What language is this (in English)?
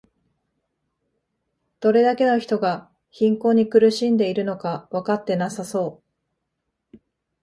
Japanese